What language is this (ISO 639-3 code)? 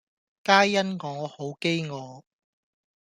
yue